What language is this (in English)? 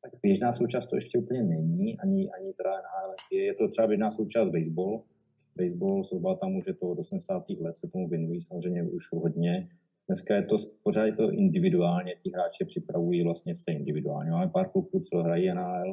Czech